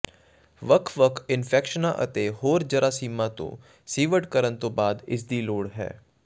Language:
Punjabi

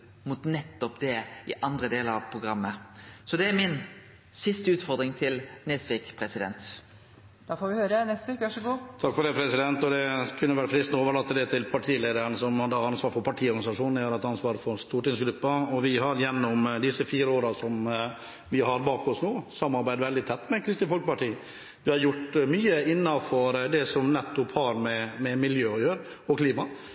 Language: Norwegian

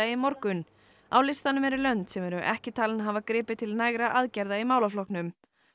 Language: Icelandic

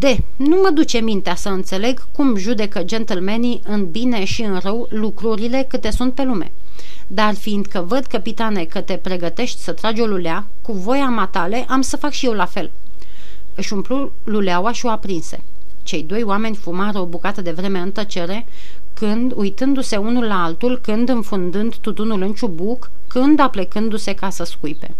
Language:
Romanian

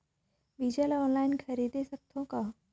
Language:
Chhattisgarhi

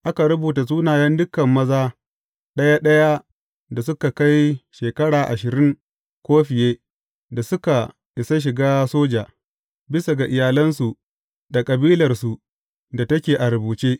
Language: Hausa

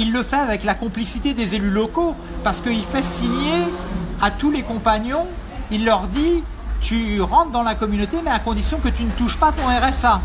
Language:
French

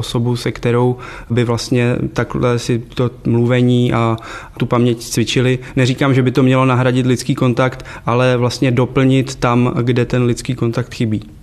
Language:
Czech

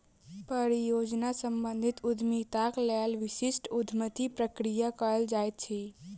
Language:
Maithili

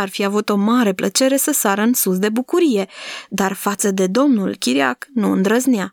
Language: Romanian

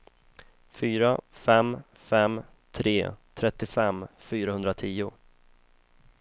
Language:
Swedish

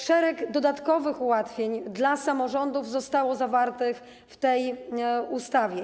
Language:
Polish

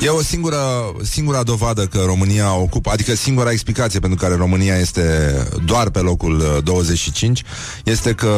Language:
Romanian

